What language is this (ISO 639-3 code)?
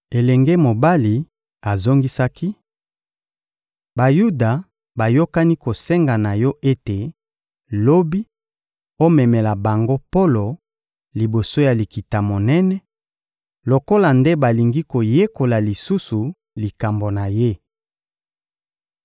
lin